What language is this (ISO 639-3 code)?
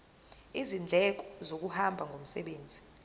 zul